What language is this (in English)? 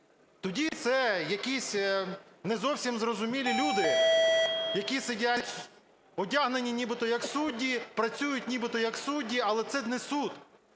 Ukrainian